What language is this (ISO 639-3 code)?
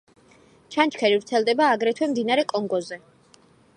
kat